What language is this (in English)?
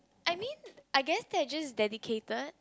English